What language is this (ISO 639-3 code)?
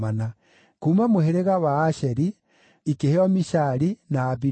kik